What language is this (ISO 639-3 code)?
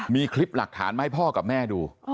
tha